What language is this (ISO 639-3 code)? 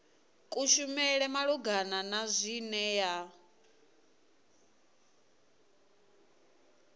ven